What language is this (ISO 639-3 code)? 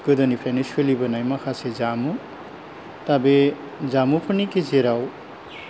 brx